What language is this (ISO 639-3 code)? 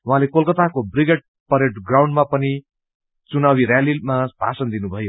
nep